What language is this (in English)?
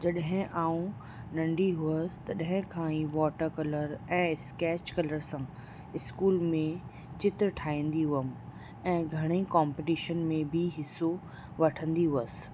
Sindhi